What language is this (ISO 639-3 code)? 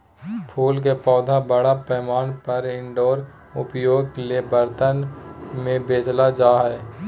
mag